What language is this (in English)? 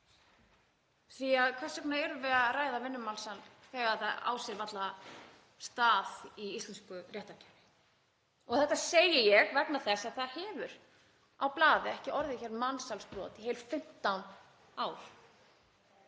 Icelandic